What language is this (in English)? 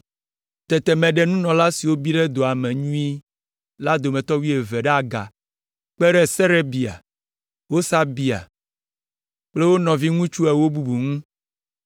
Ewe